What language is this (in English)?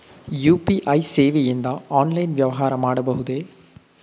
Kannada